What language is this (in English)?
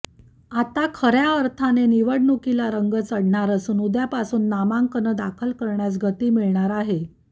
Marathi